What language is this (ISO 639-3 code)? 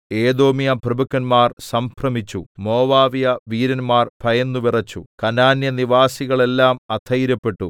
mal